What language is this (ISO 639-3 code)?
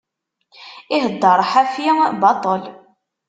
kab